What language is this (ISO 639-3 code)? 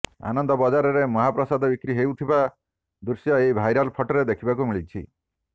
ori